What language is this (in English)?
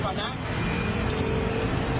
Thai